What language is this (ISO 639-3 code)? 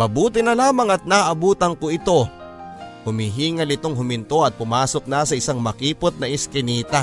fil